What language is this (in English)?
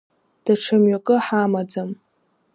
Abkhazian